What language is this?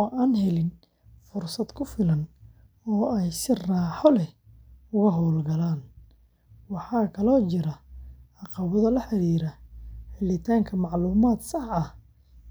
Somali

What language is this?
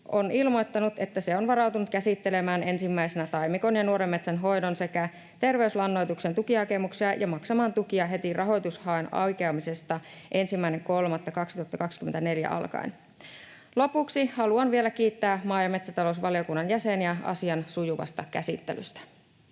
Finnish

